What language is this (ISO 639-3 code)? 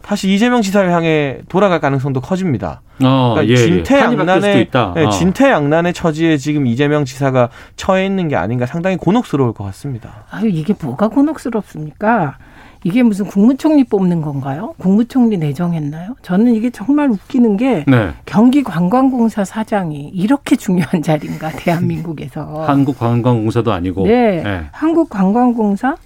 kor